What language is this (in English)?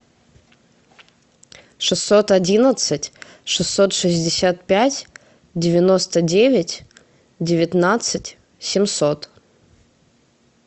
Russian